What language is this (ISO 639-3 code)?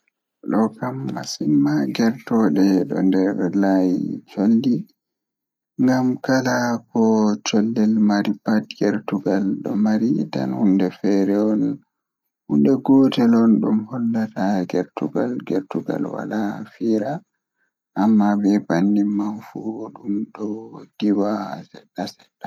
ful